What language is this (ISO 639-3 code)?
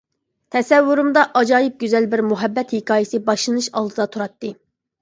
uig